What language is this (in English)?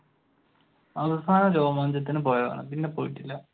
Malayalam